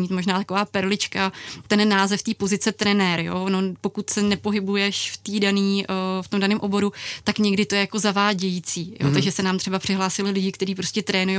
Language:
Czech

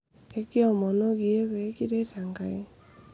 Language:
Masai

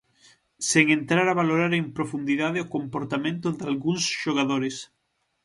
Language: Galician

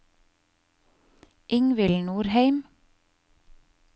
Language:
Norwegian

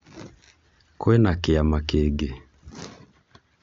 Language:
Kikuyu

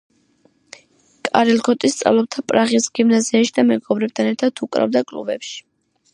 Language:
Georgian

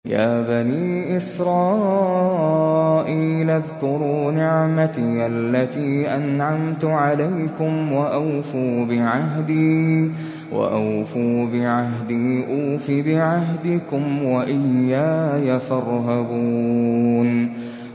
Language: Arabic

